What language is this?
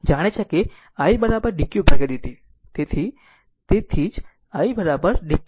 Gujarati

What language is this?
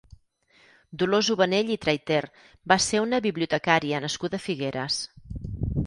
Catalan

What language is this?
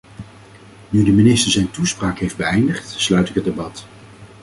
Dutch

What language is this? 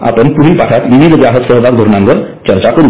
Marathi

